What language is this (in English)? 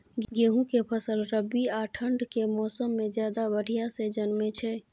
Maithili